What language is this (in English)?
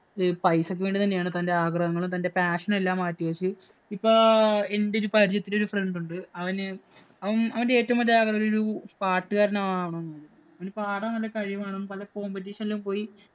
Malayalam